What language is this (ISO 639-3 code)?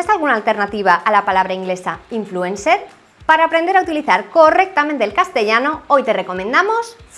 spa